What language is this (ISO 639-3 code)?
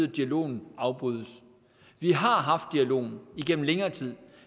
dan